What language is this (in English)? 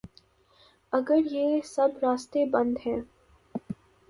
Urdu